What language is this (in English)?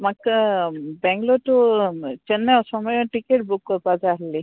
Konkani